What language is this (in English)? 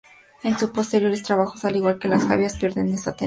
Spanish